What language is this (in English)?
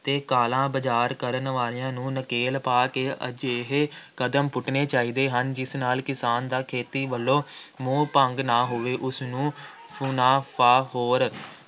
Punjabi